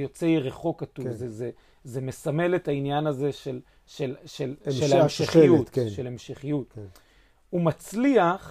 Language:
Hebrew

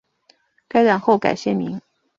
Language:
Chinese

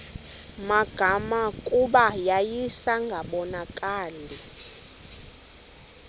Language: Xhosa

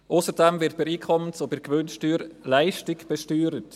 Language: Swiss German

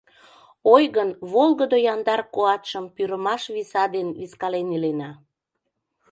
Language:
Mari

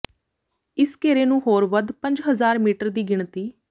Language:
Punjabi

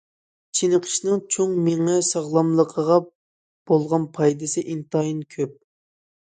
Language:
Uyghur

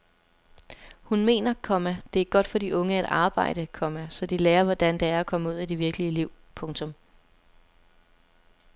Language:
Danish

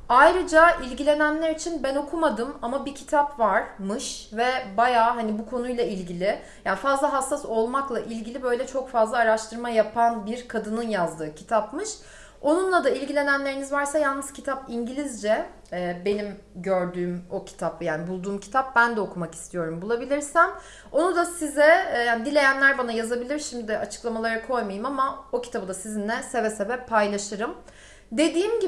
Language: Turkish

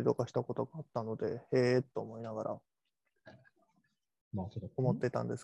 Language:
Japanese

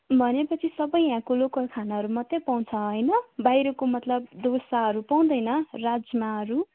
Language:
Nepali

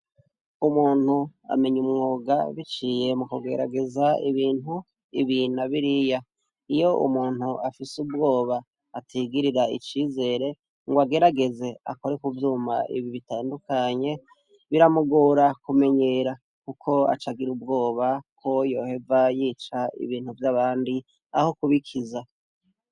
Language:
Rundi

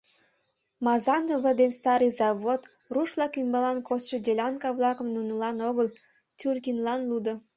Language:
Mari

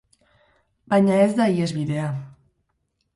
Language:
Basque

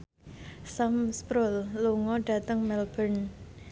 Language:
Javanese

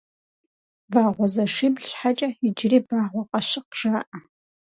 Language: Kabardian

